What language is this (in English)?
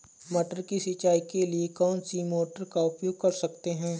Hindi